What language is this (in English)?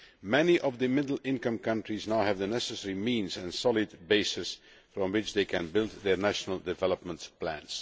English